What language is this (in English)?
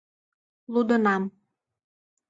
Mari